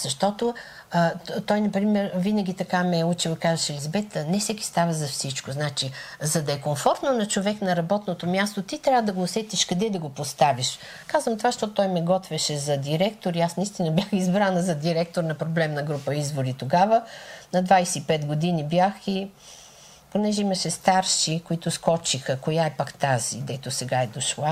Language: Bulgarian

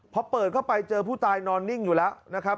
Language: Thai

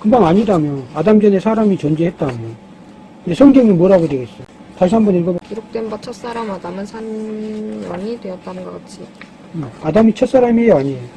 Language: Korean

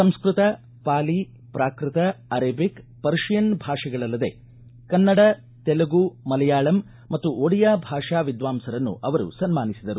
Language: Kannada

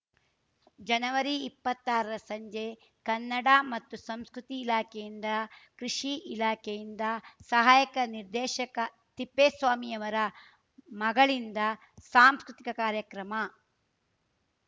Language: Kannada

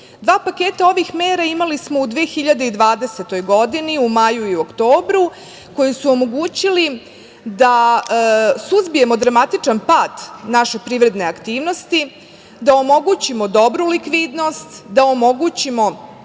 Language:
Serbian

